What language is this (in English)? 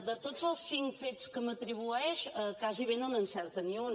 Catalan